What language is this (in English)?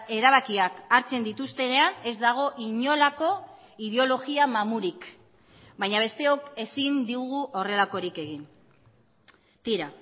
Basque